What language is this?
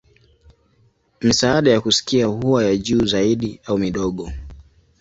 Swahili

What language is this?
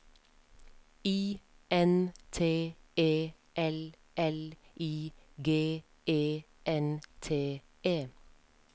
Norwegian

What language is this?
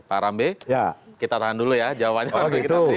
Indonesian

